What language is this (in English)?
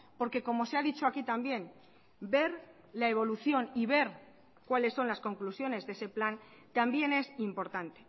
Spanish